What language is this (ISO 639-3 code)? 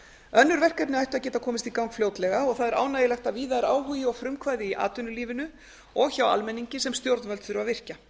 isl